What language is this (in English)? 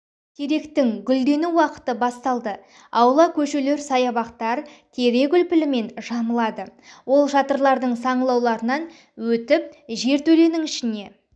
Kazakh